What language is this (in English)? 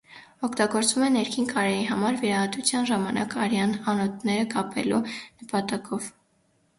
Armenian